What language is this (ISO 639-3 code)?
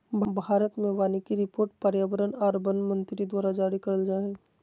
mag